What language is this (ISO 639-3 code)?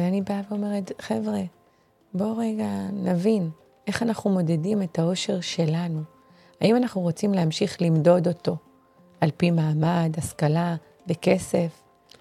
heb